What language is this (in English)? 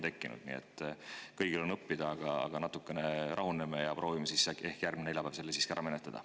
Estonian